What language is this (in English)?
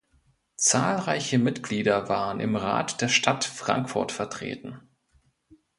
German